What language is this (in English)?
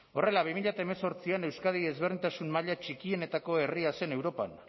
Basque